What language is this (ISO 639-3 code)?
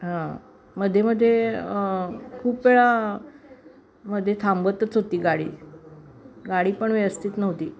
mar